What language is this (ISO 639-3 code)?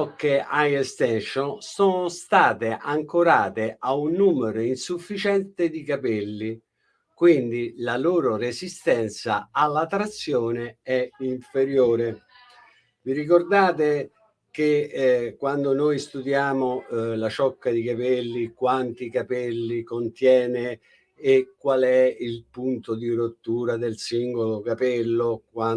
ita